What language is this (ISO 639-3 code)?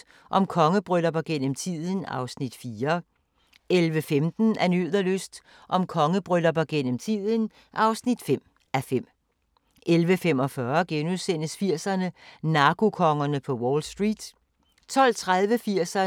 dan